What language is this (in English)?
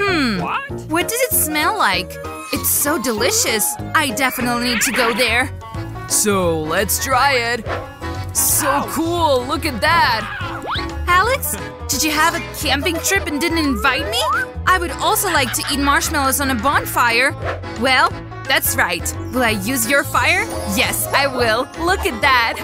English